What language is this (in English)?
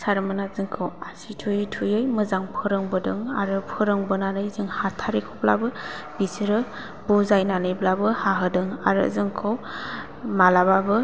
Bodo